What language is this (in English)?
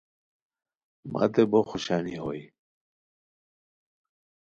Khowar